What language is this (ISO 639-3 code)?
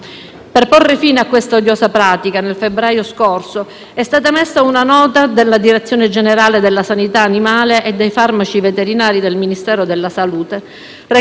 ita